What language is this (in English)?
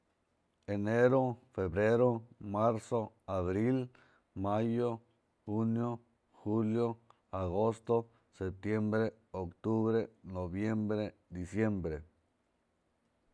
Mazatlán Mixe